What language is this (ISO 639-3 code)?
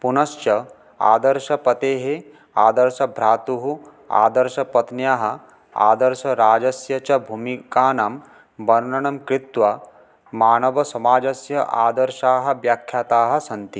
san